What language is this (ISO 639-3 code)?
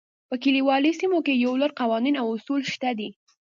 pus